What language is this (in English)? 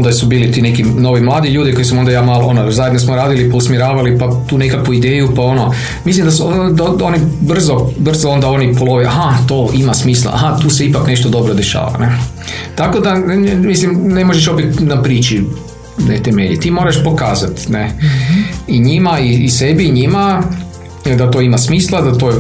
Croatian